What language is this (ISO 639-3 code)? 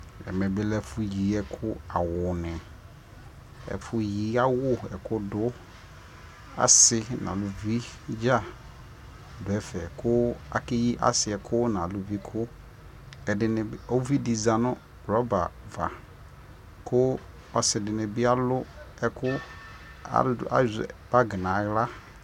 kpo